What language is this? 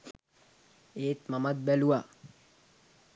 Sinhala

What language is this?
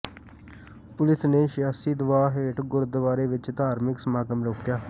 Punjabi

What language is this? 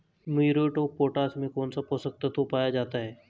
Hindi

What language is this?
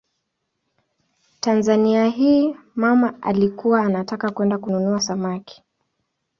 Swahili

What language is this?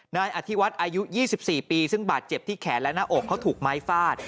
Thai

